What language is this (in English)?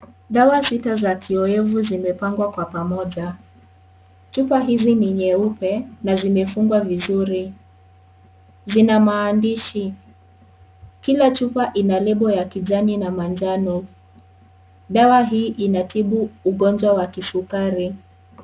Swahili